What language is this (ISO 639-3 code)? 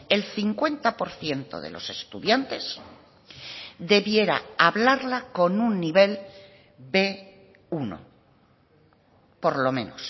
spa